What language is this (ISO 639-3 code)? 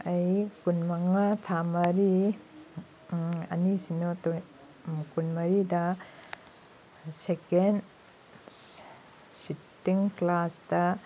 mni